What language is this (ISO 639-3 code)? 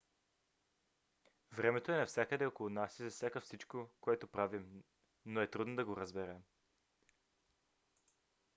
bul